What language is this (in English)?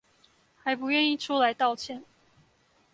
Chinese